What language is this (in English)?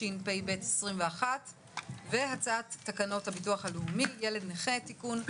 Hebrew